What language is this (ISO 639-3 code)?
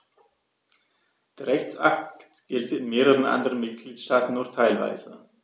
deu